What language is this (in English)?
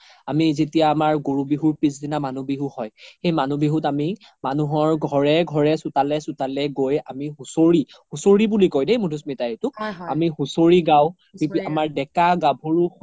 Assamese